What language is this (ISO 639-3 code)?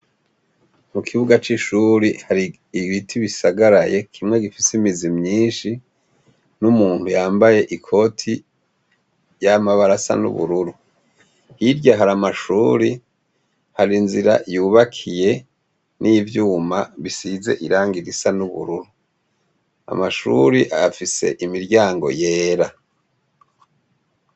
run